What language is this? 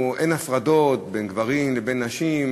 Hebrew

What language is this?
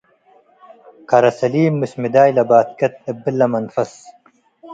Tigre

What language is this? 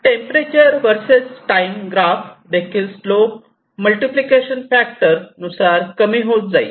Marathi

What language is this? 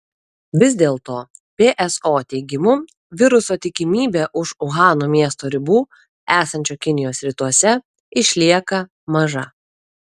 Lithuanian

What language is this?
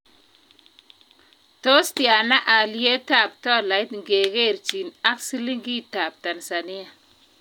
Kalenjin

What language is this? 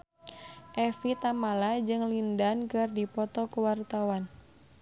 Sundanese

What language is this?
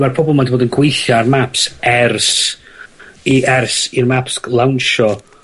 Welsh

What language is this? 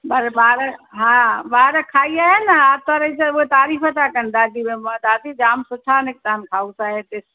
Sindhi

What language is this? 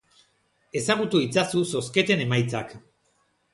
Basque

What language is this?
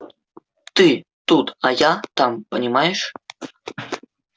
Russian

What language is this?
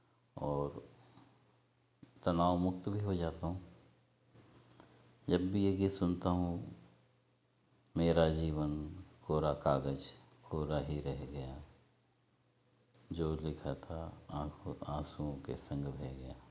Hindi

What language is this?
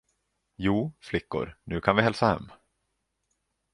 Swedish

